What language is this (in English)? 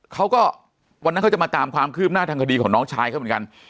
Thai